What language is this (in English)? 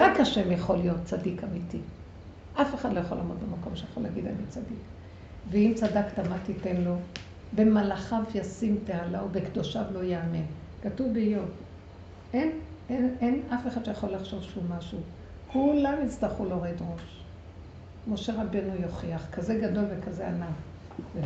Hebrew